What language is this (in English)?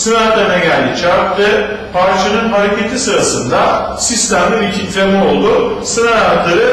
Turkish